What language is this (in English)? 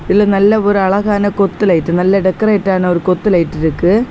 Tamil